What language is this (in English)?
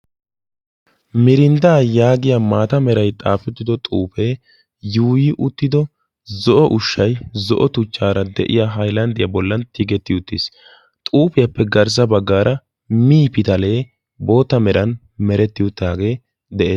Wolaytta